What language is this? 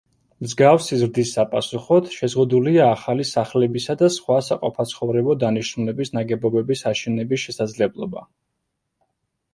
Georgian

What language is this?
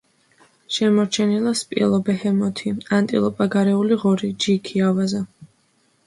Georgian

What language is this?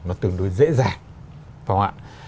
Vietnamese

